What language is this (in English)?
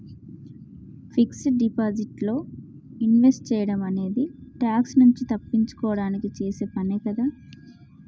Telugu